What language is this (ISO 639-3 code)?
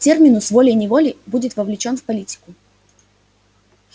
rus